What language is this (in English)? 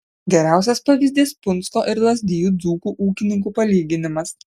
Lithuanian